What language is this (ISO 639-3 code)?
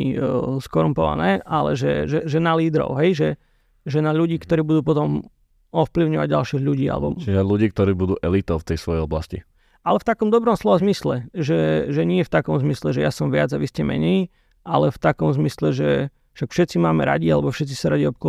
slk